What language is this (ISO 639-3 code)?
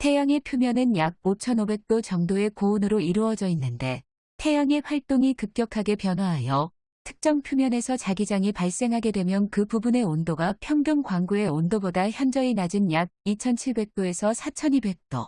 kor